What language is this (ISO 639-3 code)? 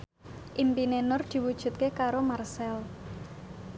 jav